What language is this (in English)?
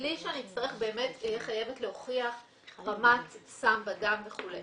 Hebrew